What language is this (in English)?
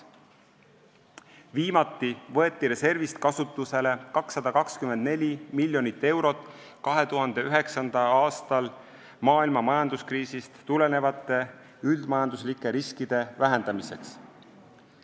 Estonian